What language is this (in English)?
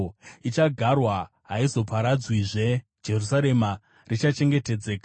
Shona